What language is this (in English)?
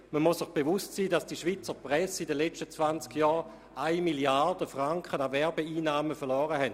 Swiss German